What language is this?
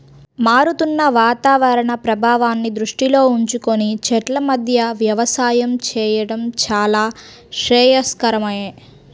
Telugu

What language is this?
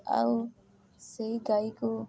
Odia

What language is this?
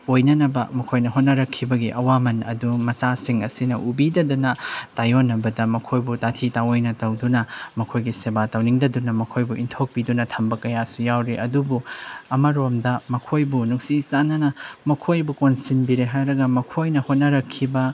Manipuri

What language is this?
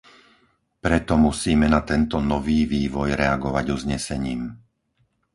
Slovak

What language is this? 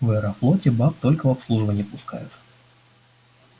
Russian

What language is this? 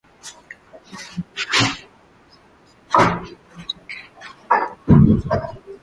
Swahili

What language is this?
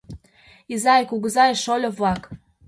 Mari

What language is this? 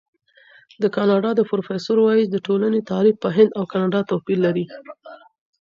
Pashto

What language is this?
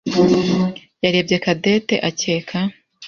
Kinyarwanda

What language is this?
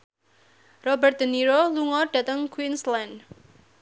Javanese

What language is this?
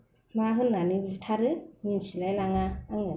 Bodo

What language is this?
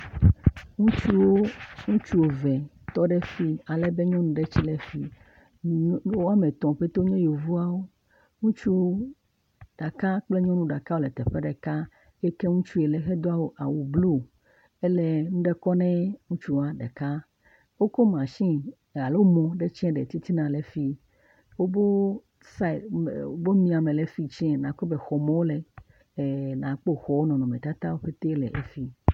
Ewe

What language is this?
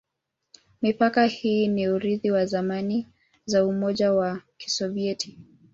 Swahili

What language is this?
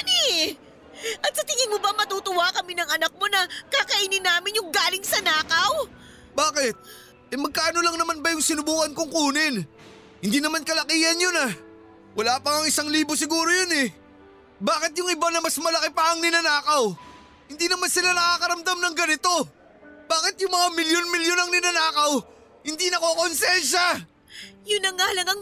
Filipino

